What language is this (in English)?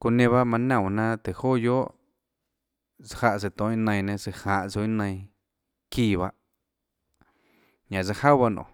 Tlacoatzintepec Chinantec